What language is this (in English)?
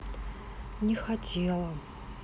Russian